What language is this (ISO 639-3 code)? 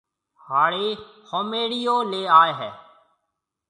mve